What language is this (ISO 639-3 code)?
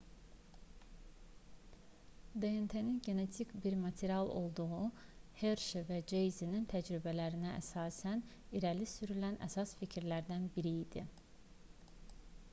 aze